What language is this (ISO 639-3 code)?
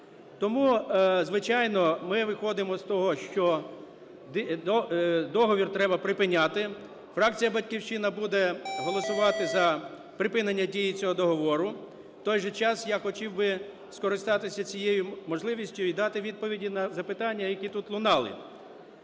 ukr